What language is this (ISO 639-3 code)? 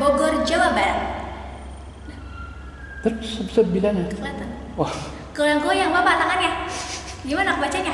ind